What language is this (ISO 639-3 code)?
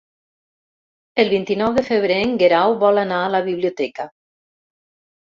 cat